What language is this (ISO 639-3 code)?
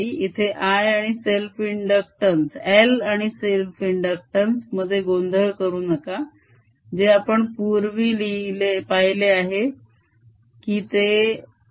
mar